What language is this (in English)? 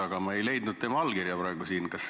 Estonian